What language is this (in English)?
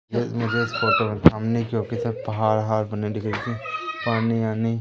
Hindi